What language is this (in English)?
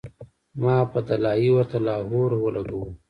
Pashto